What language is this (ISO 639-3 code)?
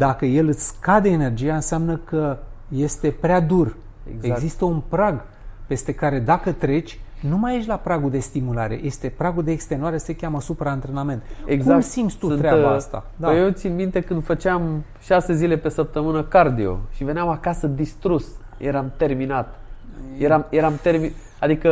ron